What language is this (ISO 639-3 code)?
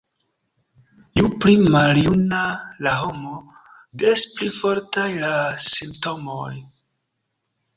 epo